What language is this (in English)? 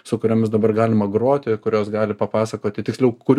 Lithuanian